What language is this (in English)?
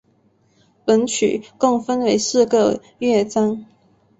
Chinese